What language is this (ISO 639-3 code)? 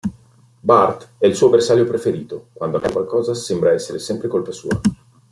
ita